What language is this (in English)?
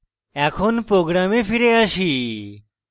Bangla